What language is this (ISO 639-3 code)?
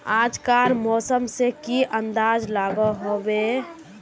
mag